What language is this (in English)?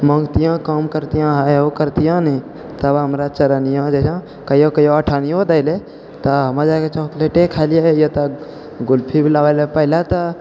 Maithili